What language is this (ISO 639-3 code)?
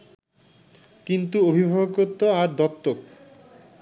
ben